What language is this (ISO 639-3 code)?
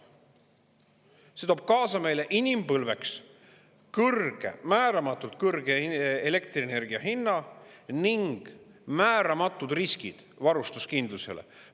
est